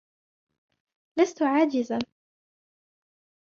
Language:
Arabic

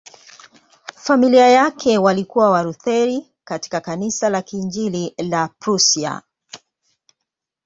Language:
Swahili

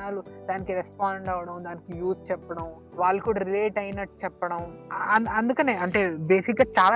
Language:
Telugu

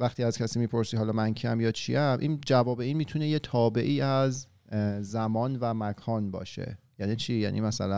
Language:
Persian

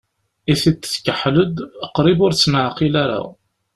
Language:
Kabyle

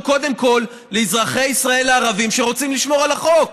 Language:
Hebrew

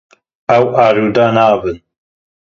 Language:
Kurdish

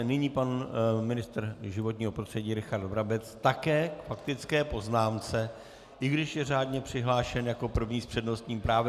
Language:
Czech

